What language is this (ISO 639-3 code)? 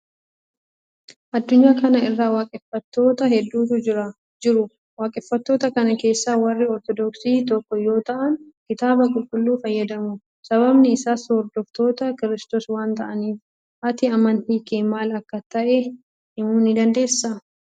orm